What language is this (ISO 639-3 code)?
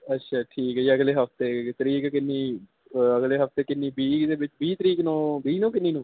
pan